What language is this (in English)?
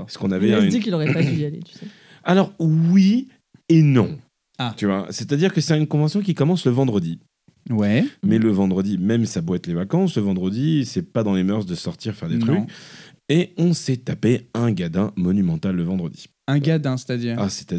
French